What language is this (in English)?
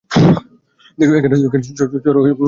Bangla